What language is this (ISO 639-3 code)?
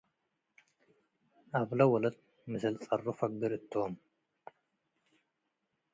tig